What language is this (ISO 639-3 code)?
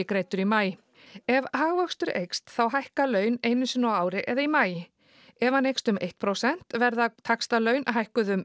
isl